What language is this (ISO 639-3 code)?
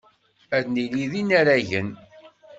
kab